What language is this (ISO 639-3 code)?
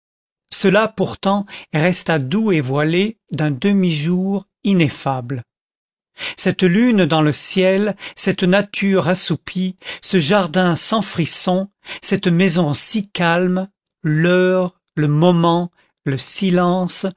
fra